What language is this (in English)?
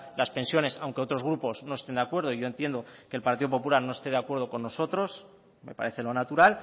Spanish